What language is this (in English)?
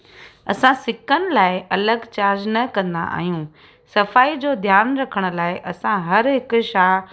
Sindhi